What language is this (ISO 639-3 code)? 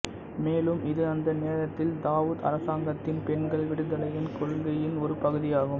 tam